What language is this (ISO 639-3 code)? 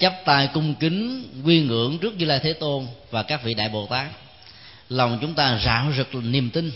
vie